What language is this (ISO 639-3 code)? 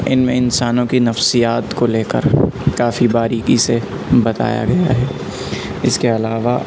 urd